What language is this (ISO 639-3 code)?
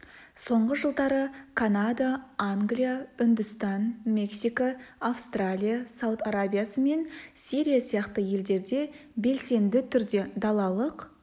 kaz